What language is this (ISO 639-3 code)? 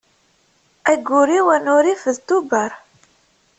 kab